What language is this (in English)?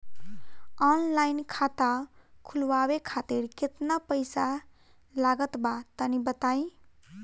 Bhojpuri